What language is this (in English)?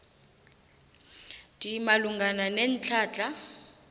South Ndebele